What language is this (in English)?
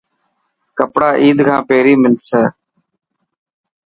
Dhatki